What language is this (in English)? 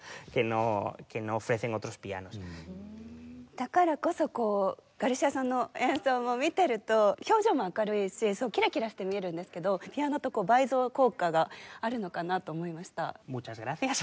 Japanese